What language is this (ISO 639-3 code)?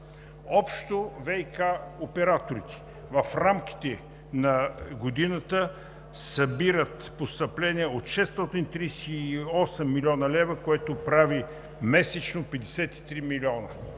bul